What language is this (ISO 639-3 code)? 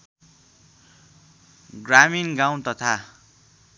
nep